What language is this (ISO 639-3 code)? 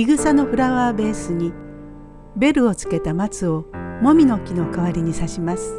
jpn